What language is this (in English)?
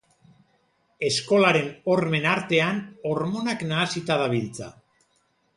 Basque